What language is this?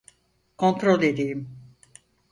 Turkish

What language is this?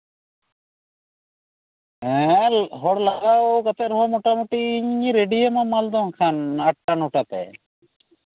Santali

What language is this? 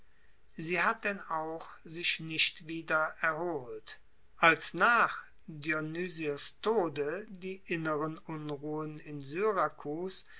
German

